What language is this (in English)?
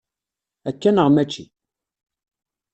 Kabyle